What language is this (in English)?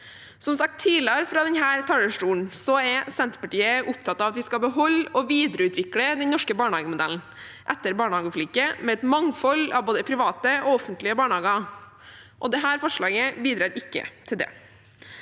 Norwegian